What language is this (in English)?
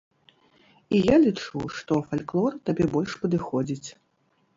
Belarusian